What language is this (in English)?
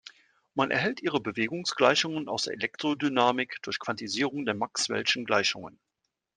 German